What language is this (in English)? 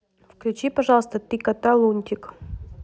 Russian